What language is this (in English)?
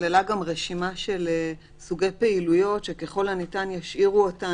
Hebrew